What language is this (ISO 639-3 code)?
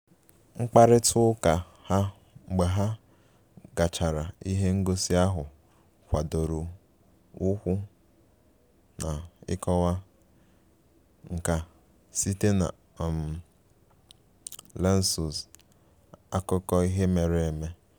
ibo